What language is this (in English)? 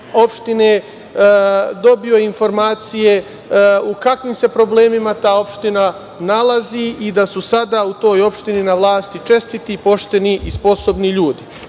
Serbian